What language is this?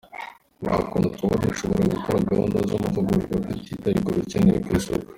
Kinyarwanda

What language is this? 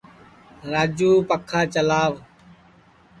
Sansi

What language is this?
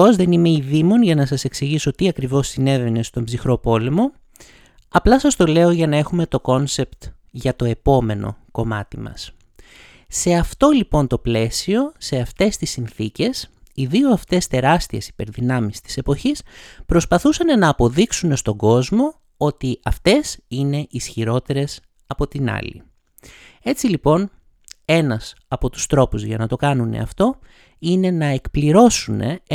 Greek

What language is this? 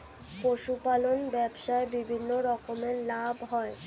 Bangla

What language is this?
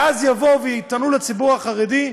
Hebrew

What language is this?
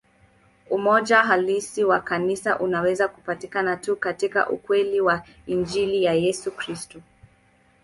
Swahili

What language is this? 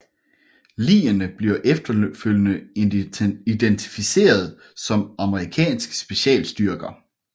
Danish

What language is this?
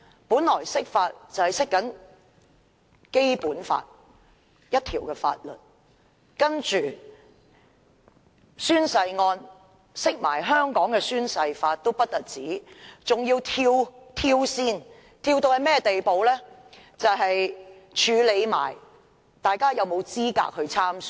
Cantonese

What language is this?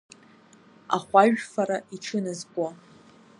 Abkhazian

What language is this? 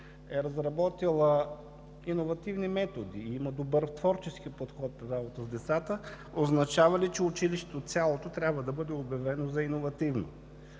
Bulgarian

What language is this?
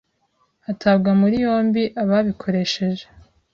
Kinyarwanda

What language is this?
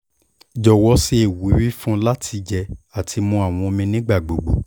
Yoruba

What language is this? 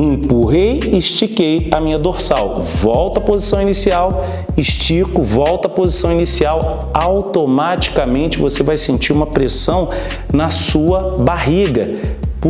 Portuguese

